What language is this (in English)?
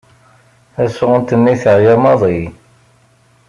Kabyle